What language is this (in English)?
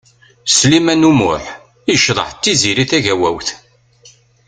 Kabyle